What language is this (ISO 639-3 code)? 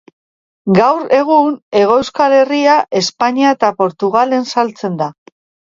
eus